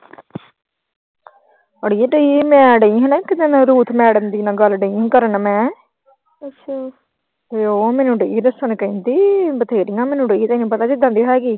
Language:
Punjabi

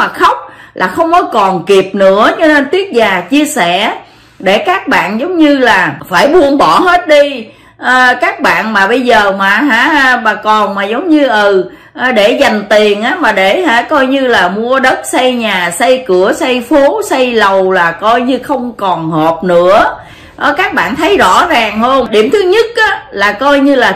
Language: Vietnamese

